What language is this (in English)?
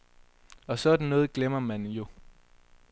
Danish